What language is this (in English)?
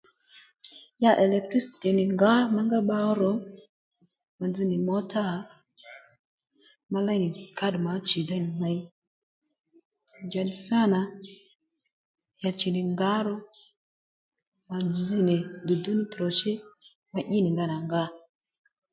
Lendu